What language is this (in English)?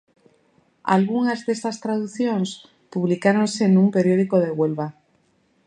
Galician